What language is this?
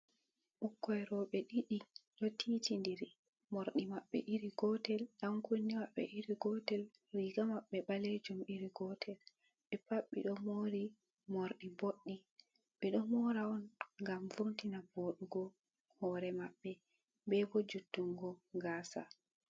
Fula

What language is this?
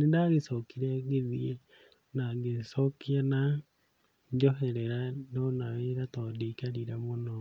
Kikuyu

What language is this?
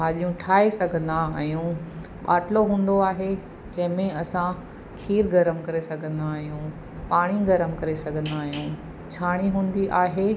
Sindhi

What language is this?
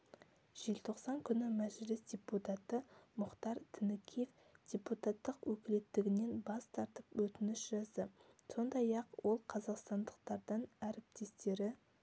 Kazakh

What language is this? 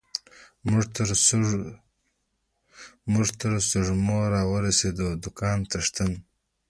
Pashto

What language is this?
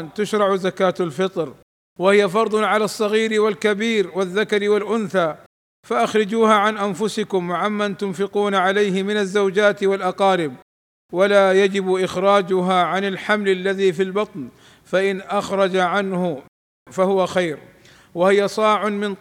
Arabic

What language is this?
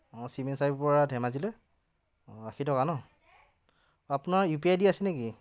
Assamese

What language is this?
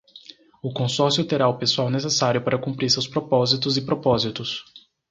Portuguese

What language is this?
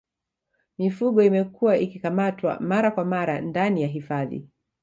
Swahili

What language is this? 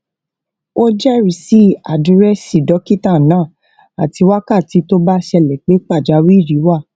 Yoruba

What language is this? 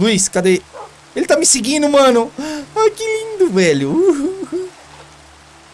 Portuguese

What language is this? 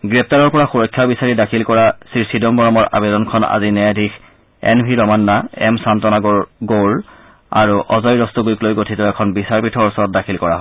Assamese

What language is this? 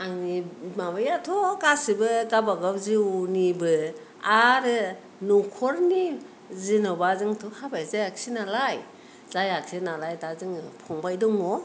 Bodo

